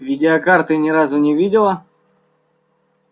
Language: Russian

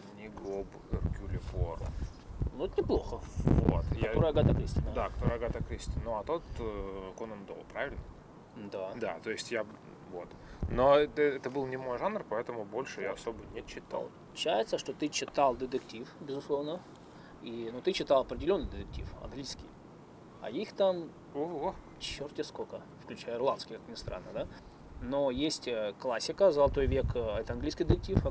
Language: Russian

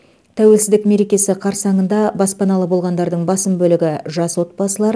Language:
Kazakh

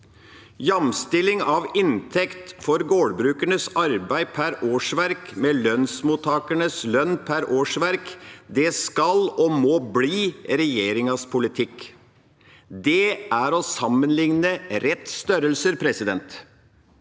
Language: Norwegian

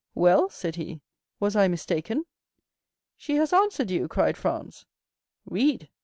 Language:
English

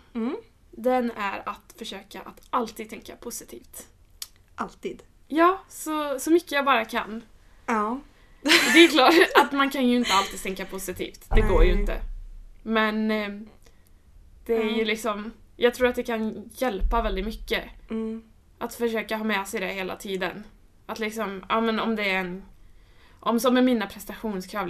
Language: Swedish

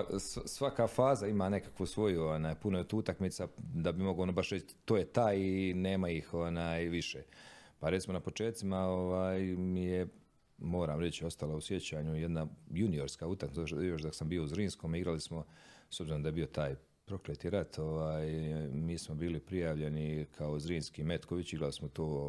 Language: Croatian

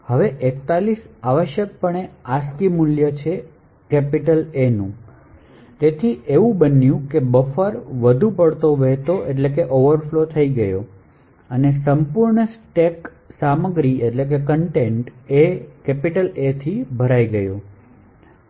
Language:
Gujarati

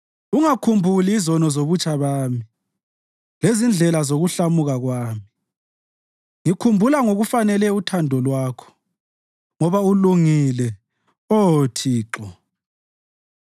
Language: North Ndebele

